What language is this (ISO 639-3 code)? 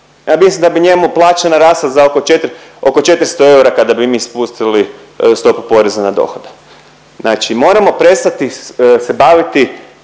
hrv